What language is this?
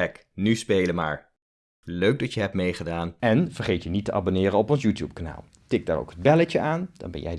Dutch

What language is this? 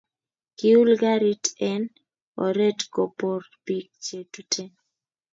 Kalenjin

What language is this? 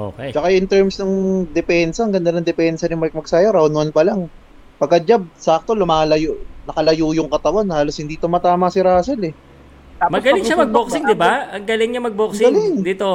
Filipino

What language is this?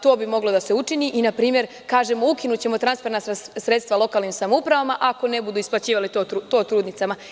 Serbian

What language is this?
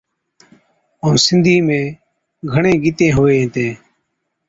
Od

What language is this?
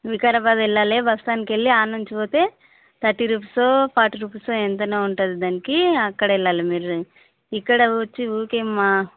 Telugu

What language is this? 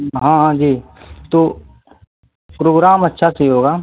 Hindi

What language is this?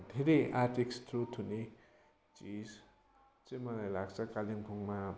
Nepali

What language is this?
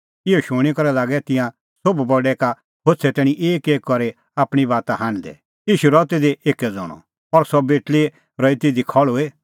Kullu Pahari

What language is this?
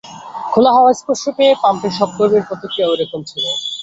Bangla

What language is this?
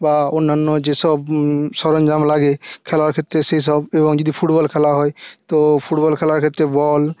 Bangla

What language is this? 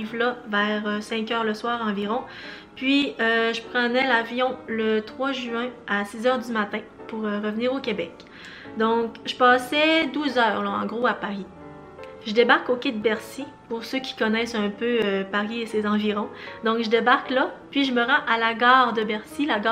French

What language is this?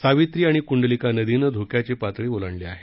Marathi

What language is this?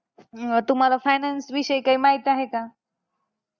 Marathi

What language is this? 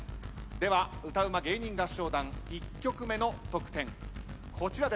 Japanese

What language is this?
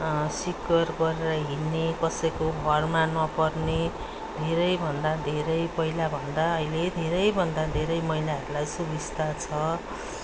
Nepali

